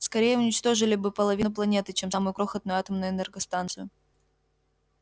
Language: Russian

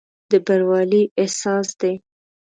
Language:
Pashto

